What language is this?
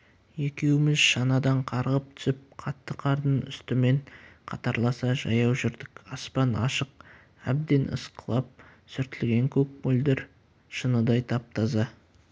Kazakh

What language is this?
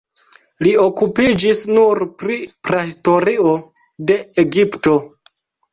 Esperanto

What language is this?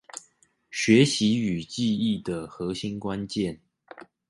Chinese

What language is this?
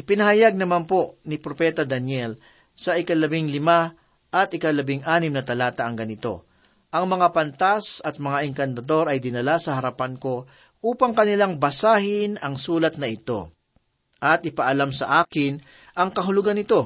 Filipino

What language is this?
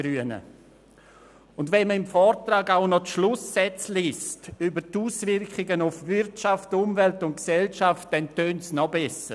Swiss German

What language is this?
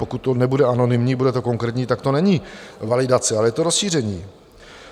Czech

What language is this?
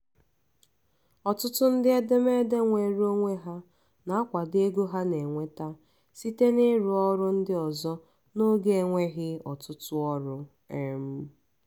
Igbo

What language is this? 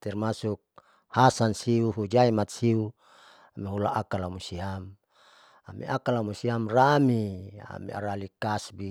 Saleman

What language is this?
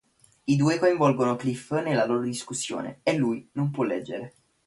Italian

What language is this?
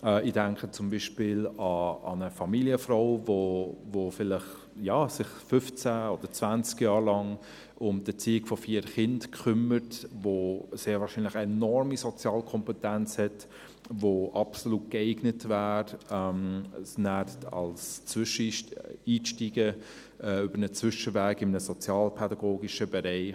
Swiss German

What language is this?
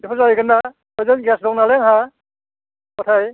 Bodo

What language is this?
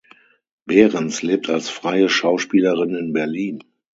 German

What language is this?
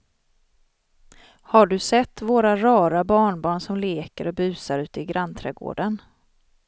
Swedish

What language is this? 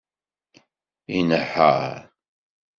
Kabyle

